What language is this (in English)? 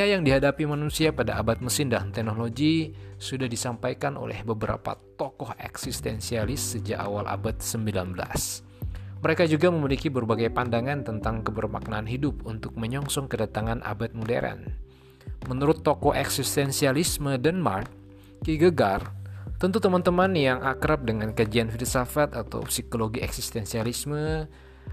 Indonesian